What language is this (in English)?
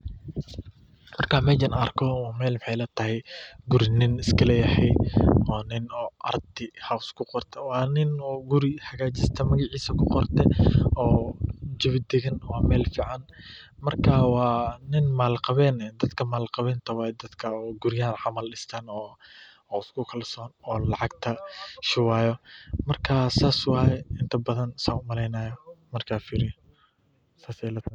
Somali